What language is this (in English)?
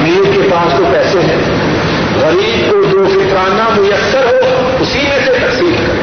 Urdu